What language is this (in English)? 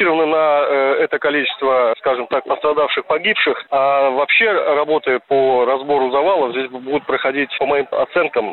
Russian